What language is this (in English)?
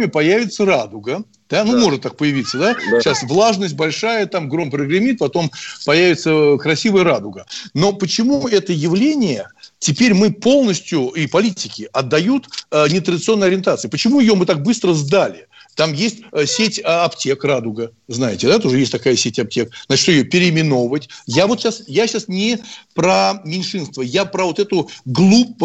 Russian